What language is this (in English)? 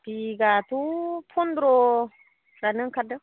Bodo